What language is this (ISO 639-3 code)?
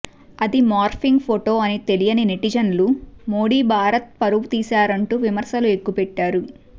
tel